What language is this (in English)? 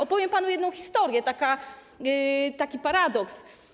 Polish